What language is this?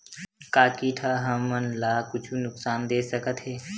Chhattisgarhi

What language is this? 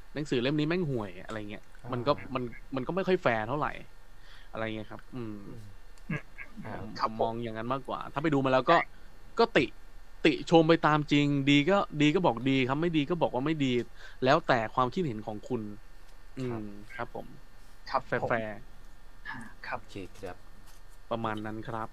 Thai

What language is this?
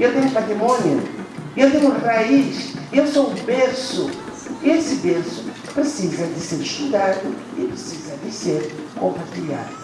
Portuguese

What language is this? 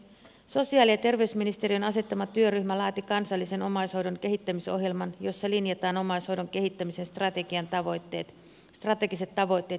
Finnish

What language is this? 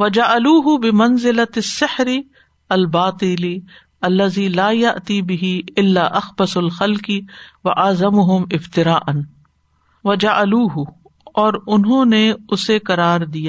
Urdu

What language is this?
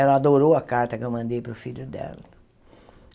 Portuguese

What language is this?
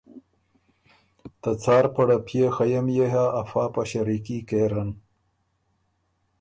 Ormuri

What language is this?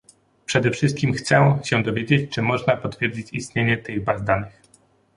Polish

